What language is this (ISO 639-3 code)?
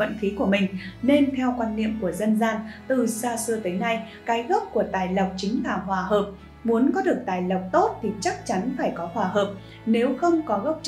vie